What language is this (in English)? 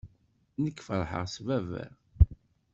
Kabyle